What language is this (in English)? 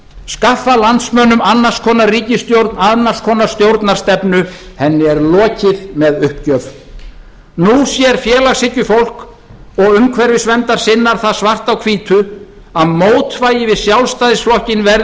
Icelandic